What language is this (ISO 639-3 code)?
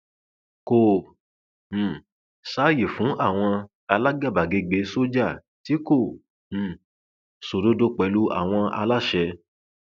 yor